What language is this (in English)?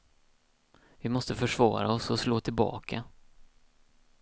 Swedish